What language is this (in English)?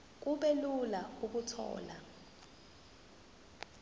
Zulu